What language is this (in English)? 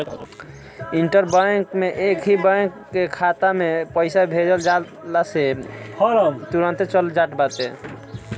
Bhojpuri